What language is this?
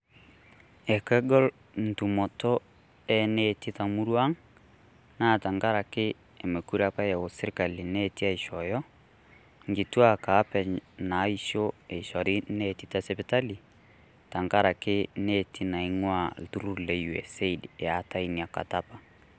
Masai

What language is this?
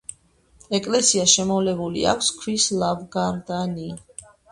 Georgian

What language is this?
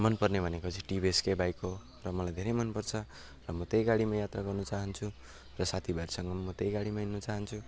Nepali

